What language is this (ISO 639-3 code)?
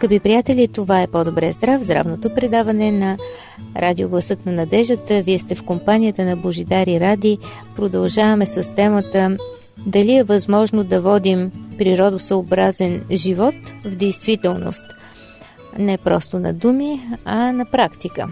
bul